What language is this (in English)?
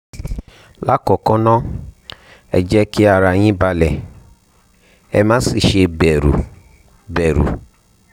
Yoruba